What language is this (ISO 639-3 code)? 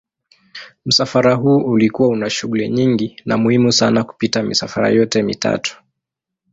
swa